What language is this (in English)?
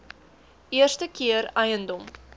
Afrikaans